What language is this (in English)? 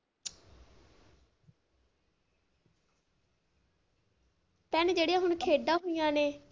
Punjabi